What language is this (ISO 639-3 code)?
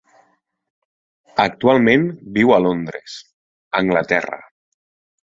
cat